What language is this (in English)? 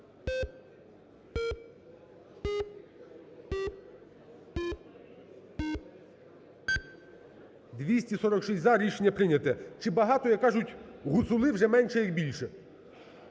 Ukrainian